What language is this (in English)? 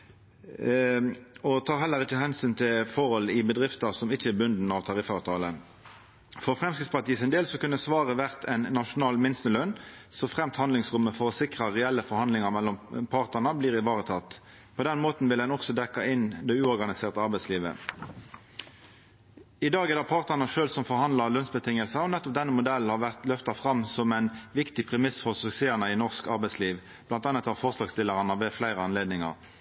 Norwegian Nynorsk